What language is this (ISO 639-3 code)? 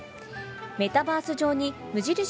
jpn